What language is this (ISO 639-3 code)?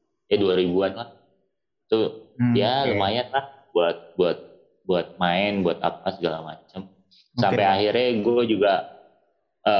ind